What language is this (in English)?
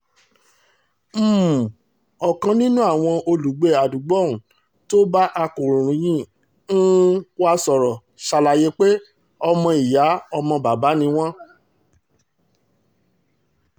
Yoruba